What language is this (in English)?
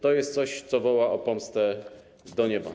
Polish